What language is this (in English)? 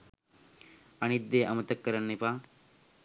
Sinhala